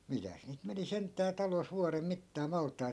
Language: Finnish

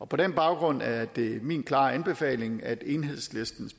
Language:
Danish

